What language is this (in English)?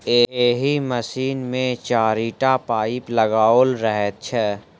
Maithili